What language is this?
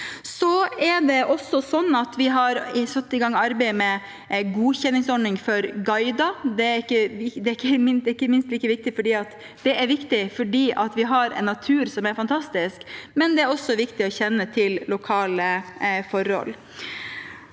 Norwegian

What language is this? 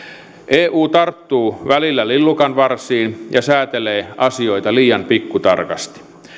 Finnish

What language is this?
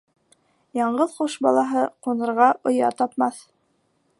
Bashkir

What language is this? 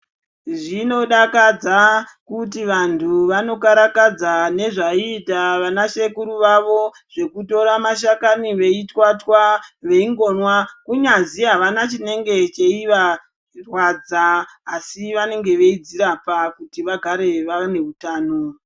Ndau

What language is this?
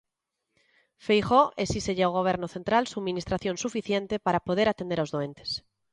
Galician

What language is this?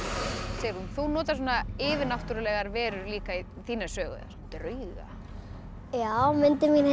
Icelandic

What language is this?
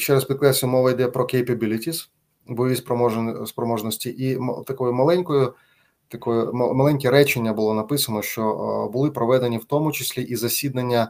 Ukrainian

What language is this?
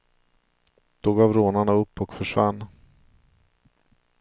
Swedish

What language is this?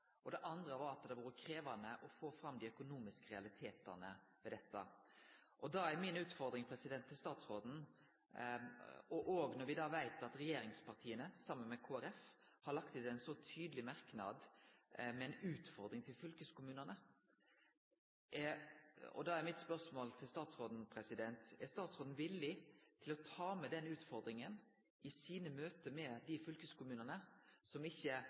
Norwegian Nynorsk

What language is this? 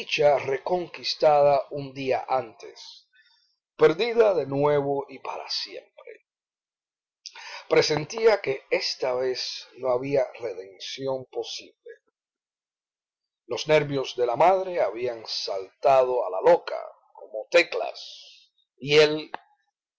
Spanish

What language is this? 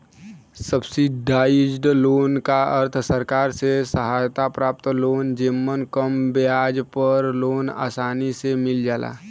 Bhojpuri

